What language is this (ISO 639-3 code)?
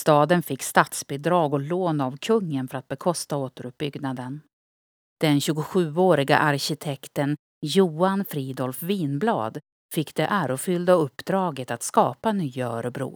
swe